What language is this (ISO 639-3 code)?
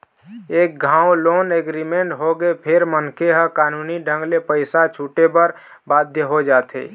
hne